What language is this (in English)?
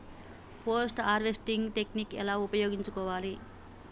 Telugu